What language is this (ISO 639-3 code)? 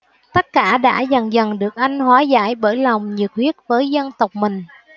vie